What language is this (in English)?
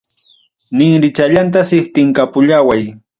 Ayacucho Quechua